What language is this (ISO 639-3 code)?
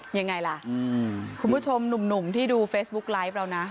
tha